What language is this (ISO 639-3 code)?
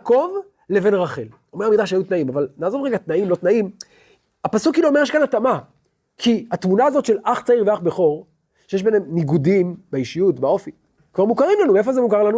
heb